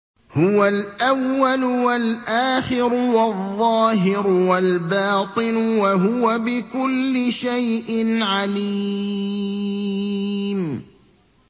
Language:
Arabic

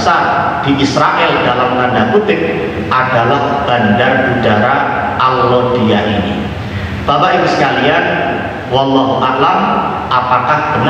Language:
Indonesian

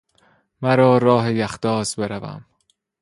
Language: Persian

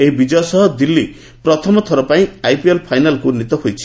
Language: Odia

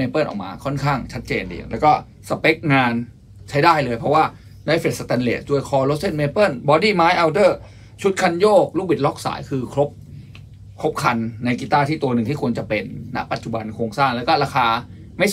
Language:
Thai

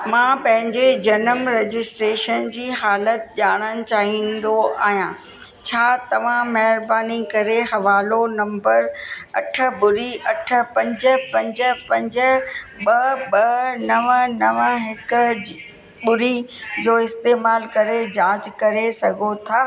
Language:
Sindhi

